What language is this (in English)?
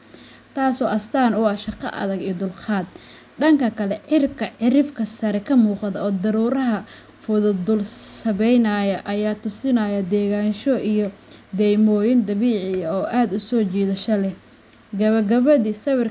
Somali